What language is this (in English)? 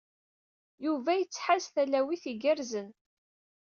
Kabyle